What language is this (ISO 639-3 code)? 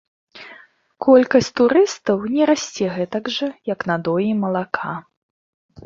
bel